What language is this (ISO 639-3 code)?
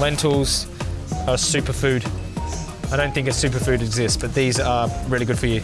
eng